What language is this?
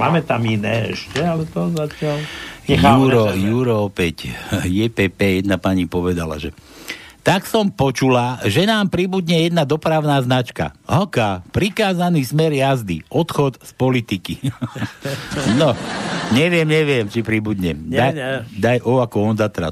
Slovak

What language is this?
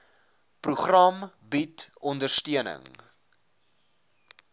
Afrikaans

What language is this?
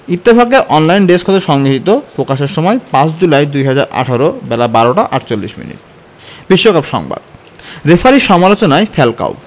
Bangla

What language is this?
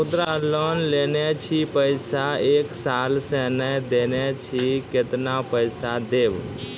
Maithili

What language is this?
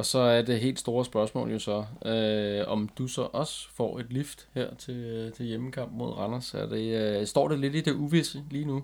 Danish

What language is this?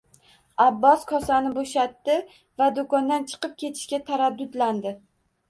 Uzbek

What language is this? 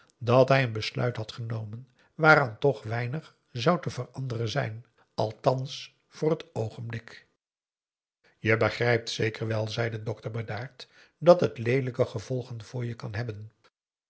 Dutch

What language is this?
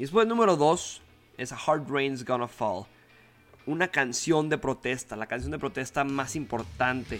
Spanish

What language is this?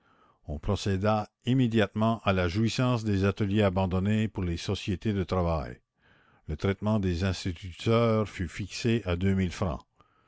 French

